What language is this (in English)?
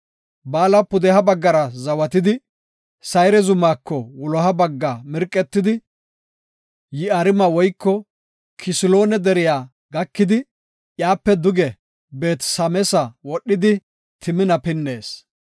Gofa